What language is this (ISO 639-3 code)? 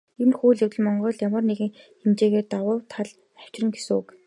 mon